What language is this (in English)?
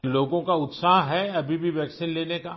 Urdu